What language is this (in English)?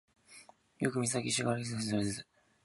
Japanese